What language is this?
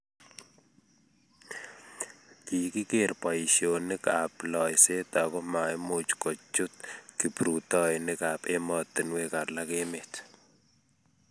Kalenjin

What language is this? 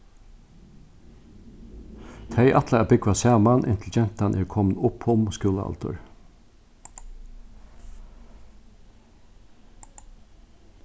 Faroese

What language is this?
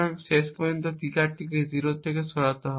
Bangla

